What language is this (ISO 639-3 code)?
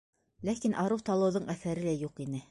bak